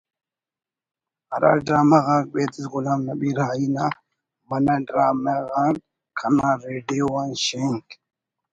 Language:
Brahui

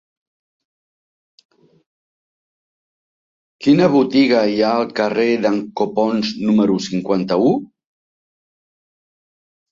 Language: Catalan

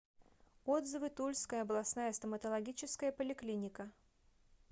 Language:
Russian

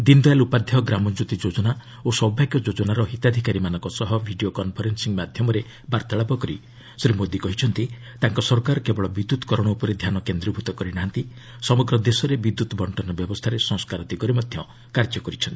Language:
Odia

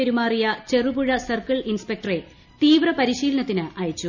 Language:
Malayalam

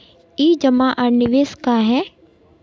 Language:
Magahi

